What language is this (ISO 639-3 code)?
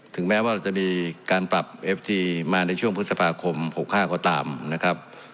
tha